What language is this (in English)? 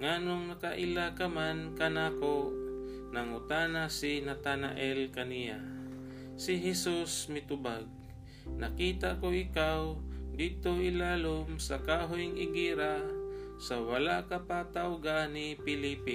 Filipino